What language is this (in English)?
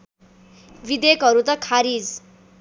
Nepali